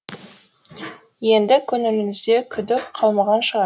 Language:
Kazakh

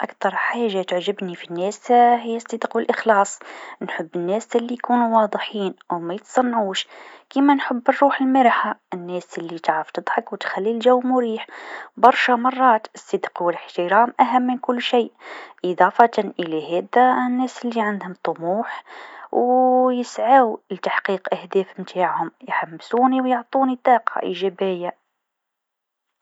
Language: Tunisian Arabic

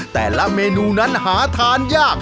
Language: Thai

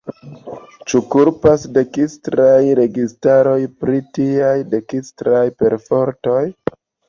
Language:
Esperanto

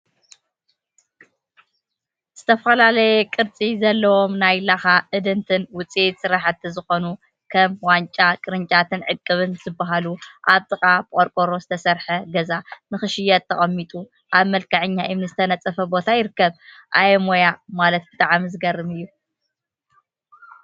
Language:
Tigrinya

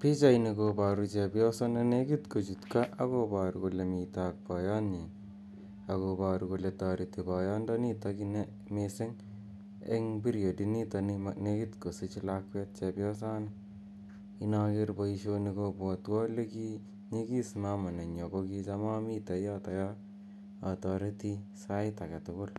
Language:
Kalenjin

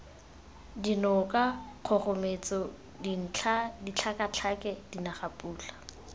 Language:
Tswana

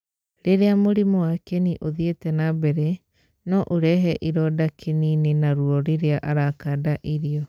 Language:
Kikuyu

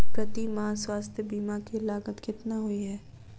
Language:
Maithili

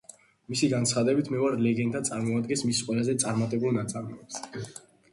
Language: Georgian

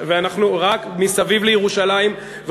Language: Hebrew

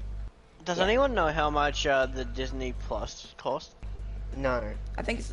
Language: English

